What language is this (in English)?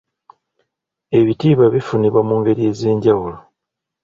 Ganda